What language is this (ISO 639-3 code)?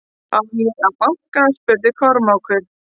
isl